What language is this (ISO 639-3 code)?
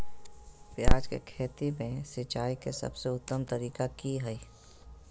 mag